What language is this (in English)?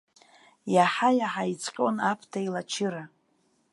Abkhazian